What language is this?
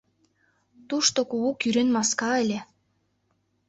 Mari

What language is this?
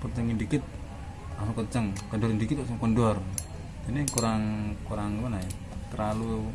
Indonesian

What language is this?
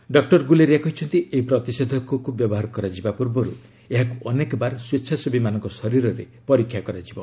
Odia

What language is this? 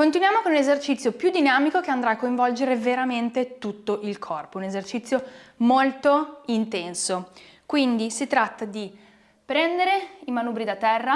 Italian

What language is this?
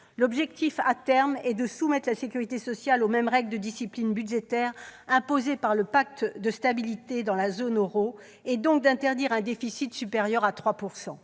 French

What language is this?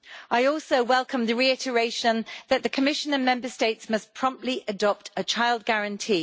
English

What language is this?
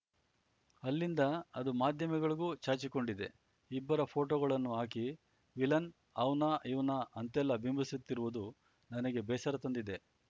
Kannada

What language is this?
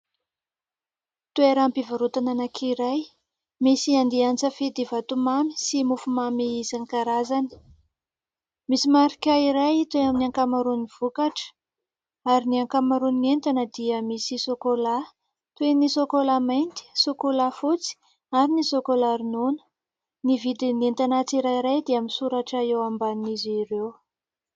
Malagasy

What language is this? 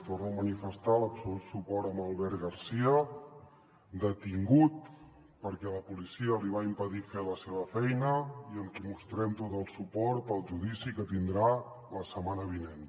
Catalan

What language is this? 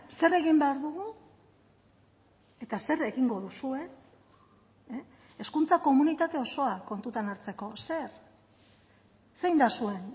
Basque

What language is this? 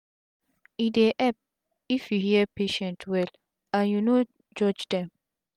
Nigerian Pidgin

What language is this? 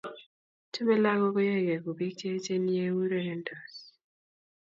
Kalenjin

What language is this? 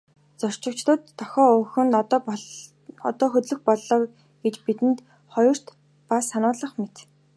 Mongolian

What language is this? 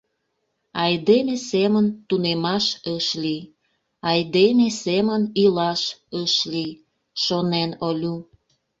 Mari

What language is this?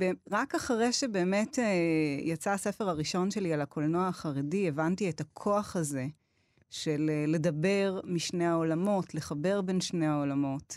Hebrew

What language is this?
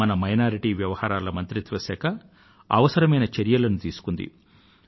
Telugu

